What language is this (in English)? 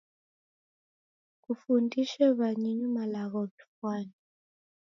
Taita